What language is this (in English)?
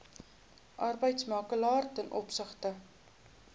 Afrikaans